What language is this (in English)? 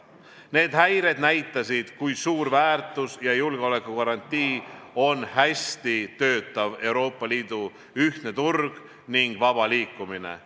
Estonian